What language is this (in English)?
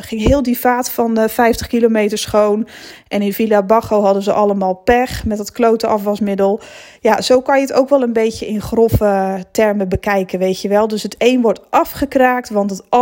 Dutch